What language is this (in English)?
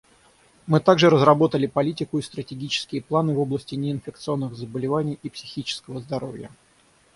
Russian